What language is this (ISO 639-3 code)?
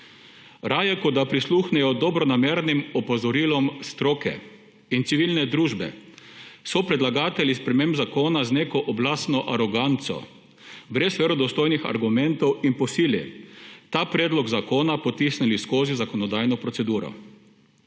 slv